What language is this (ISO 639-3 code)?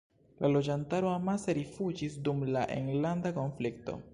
epo